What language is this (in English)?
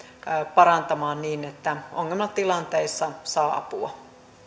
Finnish